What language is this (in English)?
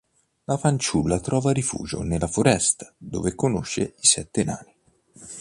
Italian